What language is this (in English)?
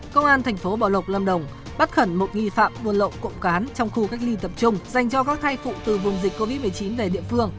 Vietnamese